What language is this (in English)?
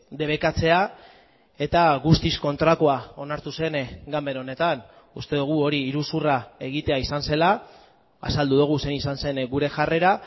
Basque